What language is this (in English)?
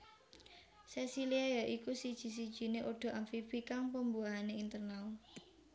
Javanese